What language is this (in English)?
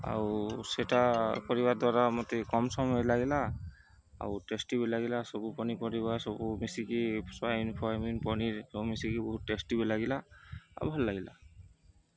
Odia